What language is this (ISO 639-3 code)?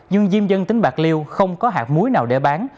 vie